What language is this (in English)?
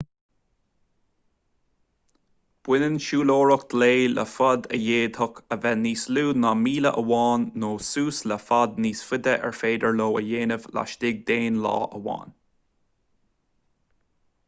Irish